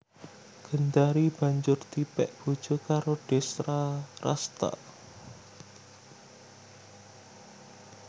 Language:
Javanese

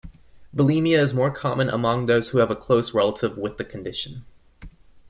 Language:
English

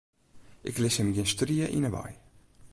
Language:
Western Frisian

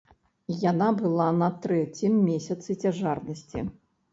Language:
Belarusian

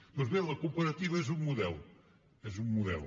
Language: Catalan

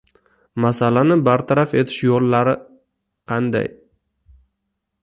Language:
Uzbek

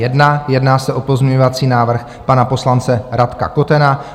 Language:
Czech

